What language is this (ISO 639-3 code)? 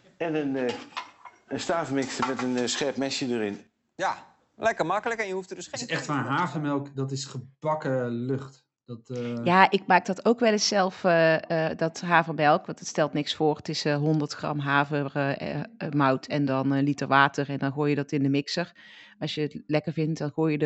nld